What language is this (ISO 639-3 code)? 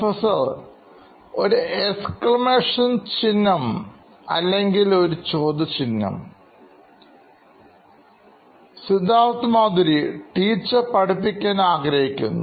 mal